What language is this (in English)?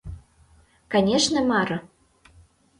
Mari